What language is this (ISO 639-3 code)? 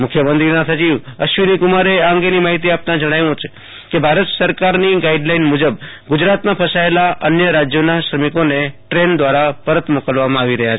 guj